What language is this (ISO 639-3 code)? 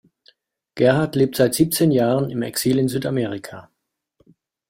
deu